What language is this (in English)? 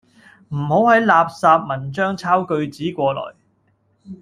Cantonese